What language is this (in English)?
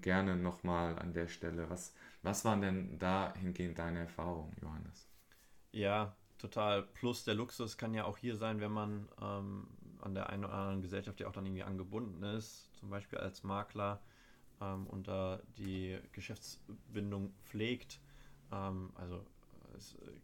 German